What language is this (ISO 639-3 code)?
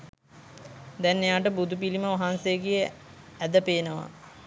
sin